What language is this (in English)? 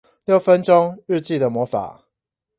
Chinese